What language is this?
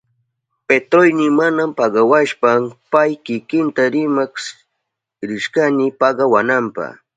Southern Pastaza Quechua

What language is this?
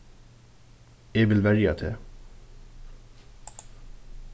Faroese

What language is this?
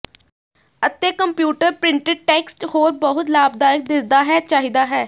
Punjabi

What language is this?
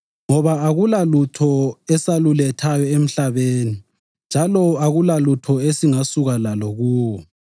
North Ndebele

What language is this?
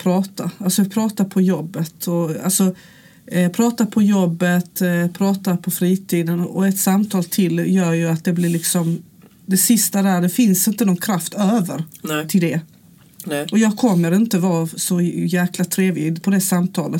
Swedish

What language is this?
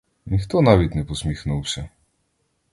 Ukrainian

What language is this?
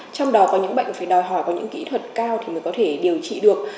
Vietnamese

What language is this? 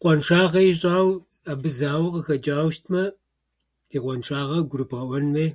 Kabardian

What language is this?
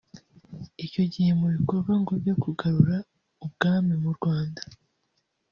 Kinyarwanda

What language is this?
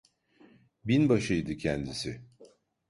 Turkish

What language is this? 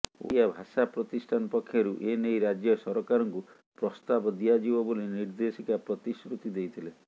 Odia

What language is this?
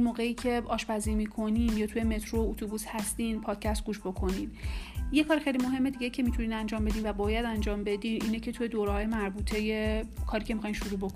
Persian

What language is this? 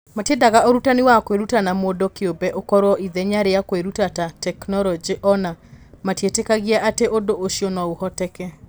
Kikuyu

